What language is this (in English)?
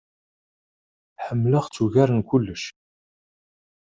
Kabyle